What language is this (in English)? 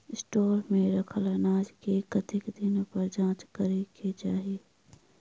Maithili